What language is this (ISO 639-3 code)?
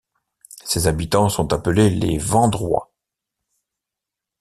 fra